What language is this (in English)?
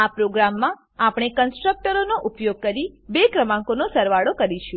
Gujarati